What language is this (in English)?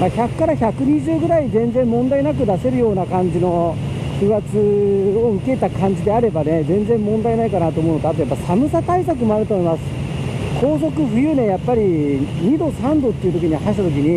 Japanese